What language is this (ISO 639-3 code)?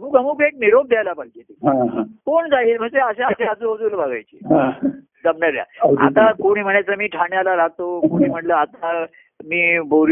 mar